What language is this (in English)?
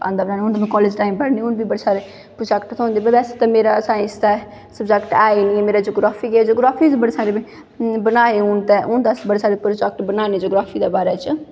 Dogri